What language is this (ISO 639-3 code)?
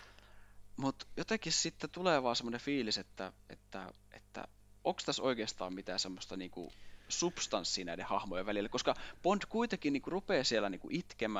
fin